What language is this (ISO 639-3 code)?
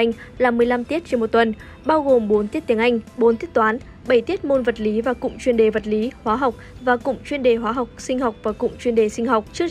vie